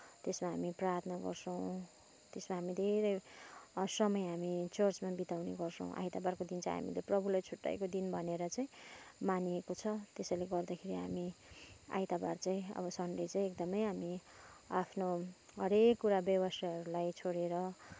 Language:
Nepali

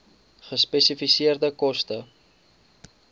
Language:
Afrikaans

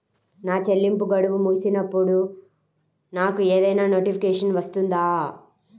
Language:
Telugu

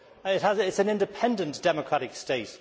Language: English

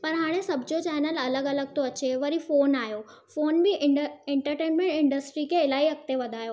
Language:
Sindhi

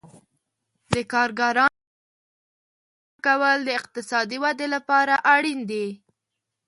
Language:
Pashto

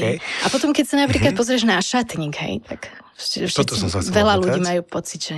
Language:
Slovak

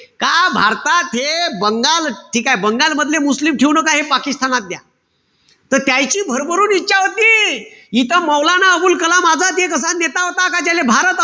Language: Marathi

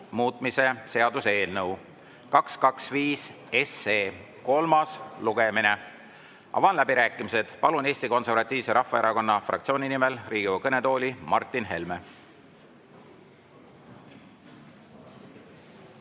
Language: Estonian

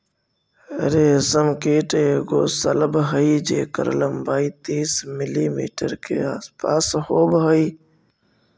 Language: Magahi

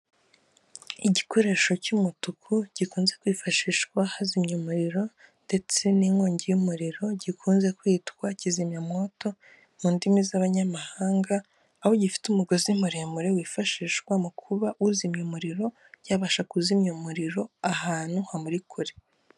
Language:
Kinyarwanda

